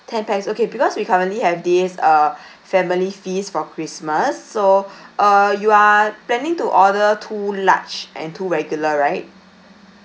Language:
English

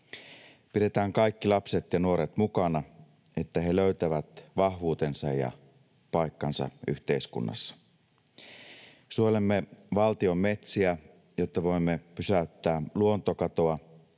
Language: Finnish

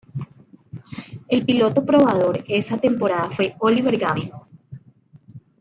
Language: Spanish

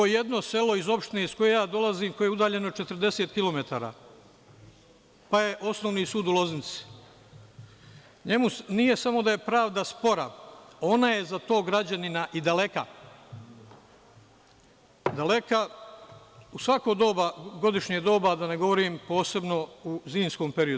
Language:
Serbian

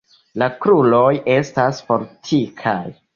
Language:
Esperanto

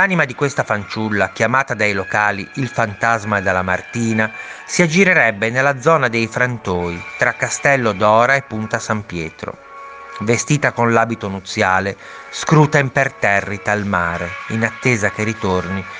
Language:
Italian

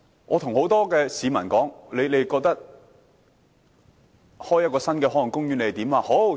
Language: Cantonese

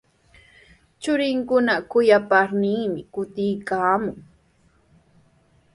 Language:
Sihuas Ancash Quechua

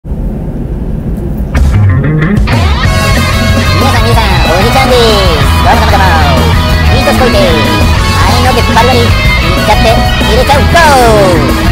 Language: Thai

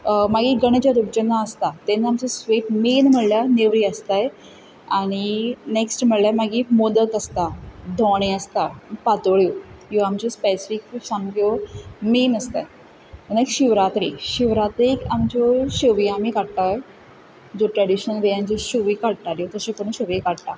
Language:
Konkani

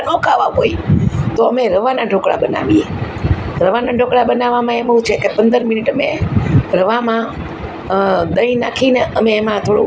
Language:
Gujarati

